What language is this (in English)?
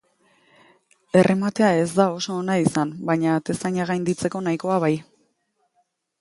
Basque